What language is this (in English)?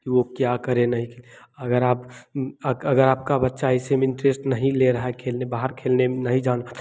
Hindi